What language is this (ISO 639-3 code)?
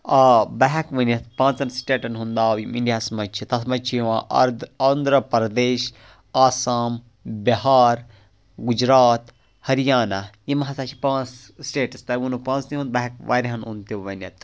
kas